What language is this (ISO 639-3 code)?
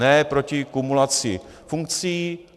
ces